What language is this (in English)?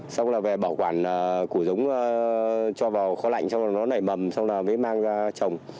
Vietnamese